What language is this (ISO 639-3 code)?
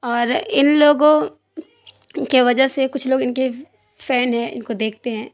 urd